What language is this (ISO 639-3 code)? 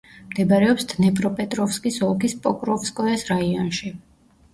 kat